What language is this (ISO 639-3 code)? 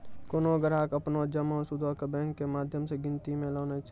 mai